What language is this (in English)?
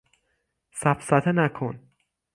Persian